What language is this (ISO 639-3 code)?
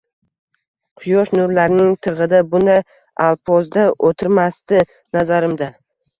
uzb